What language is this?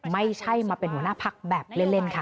Thai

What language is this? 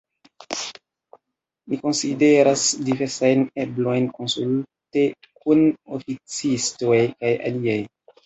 Esperanto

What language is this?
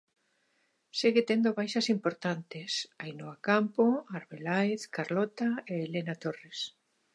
Galician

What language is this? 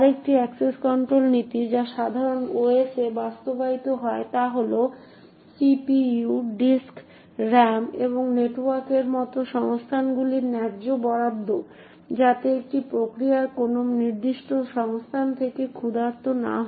Bangla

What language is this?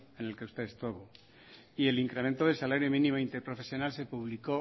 Spanish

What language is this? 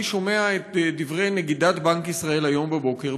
Hebrew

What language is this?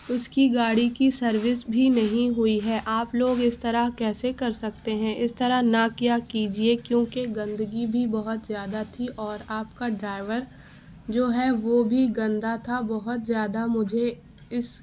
Urdu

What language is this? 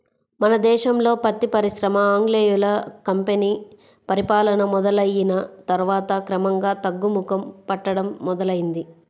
Telugu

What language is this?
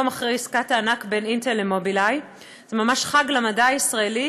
Hebrew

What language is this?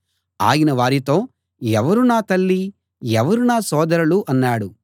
Telugu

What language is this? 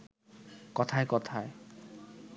Bangla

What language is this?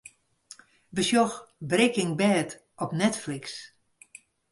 Western Frisian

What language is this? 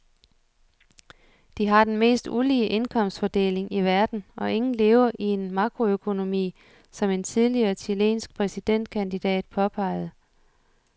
Danish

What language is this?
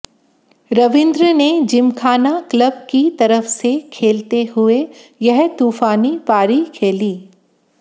Hindi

